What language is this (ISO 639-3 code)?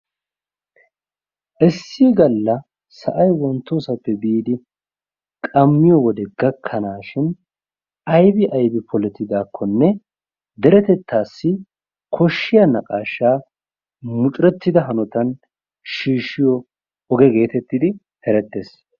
wal